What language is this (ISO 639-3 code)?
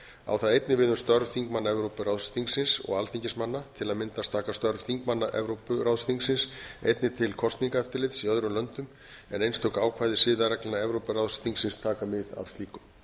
isl